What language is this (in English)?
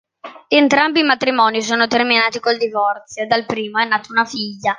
Italian